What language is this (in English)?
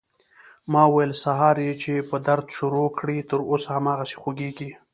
Pashto